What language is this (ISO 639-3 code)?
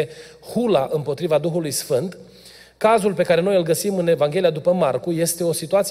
ron